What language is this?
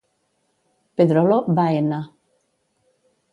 Catalan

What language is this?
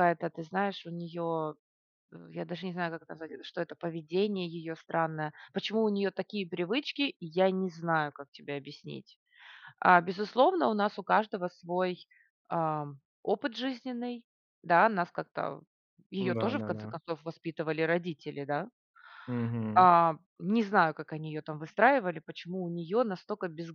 Russian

